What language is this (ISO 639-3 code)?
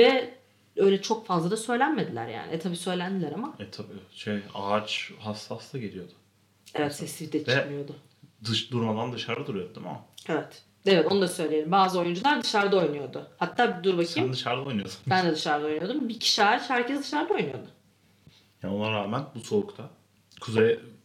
tur